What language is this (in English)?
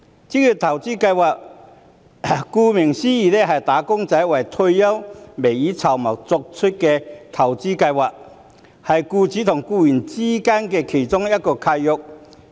Cantonese